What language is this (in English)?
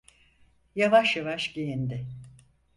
Turkish